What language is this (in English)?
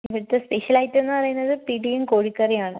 Malayalam